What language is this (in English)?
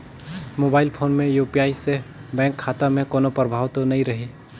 Chhattisgarhi